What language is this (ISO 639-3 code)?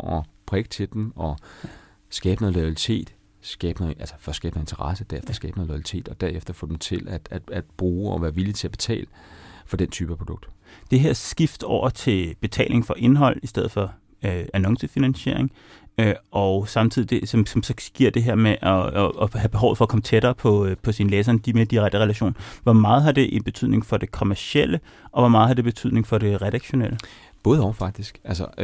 dan